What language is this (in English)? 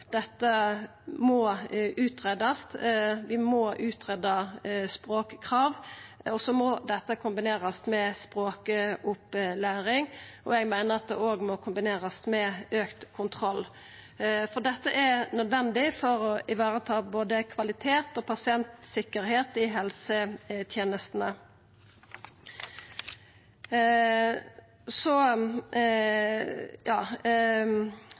Norwegian Nynorsk